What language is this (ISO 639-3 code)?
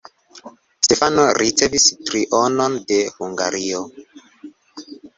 epo